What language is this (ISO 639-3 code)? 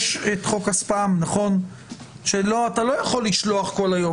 heb